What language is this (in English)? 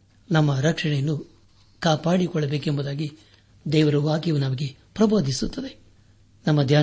Kannada